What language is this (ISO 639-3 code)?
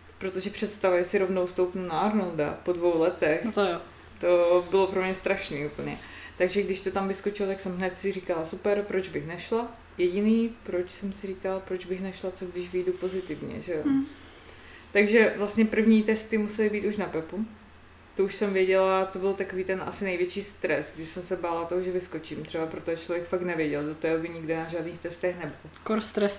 ces